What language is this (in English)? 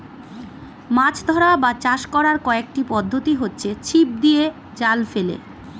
Bangla